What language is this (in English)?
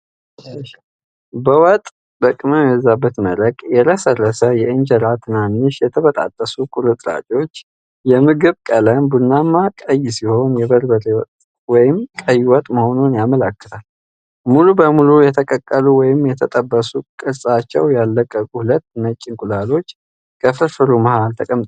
Amharic